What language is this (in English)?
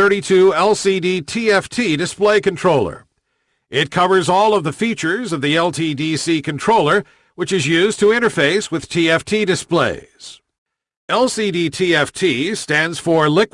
English